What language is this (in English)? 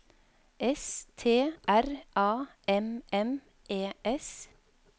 Norwegian